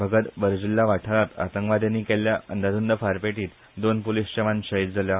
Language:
Konkani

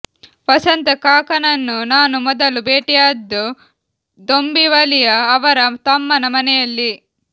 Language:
Kannada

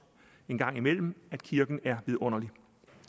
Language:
Danish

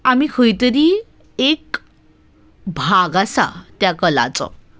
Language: Konkani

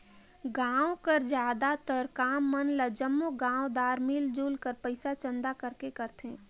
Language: Chhattisgarhi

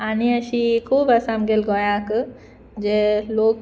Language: Konkani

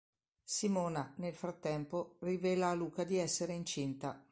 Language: Italian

